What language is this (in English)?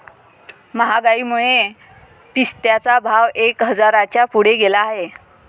Marathi